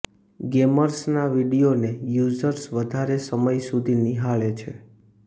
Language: Gujarati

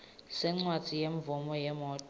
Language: Swati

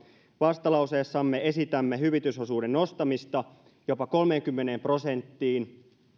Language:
Finnish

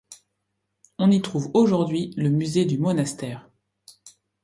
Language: French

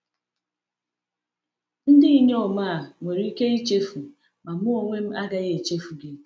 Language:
Igbo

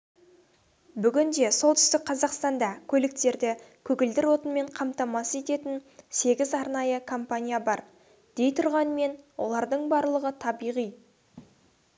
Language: Kazakh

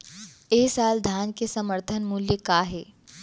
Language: Chhattisgarhi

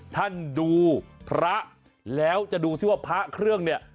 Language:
Thai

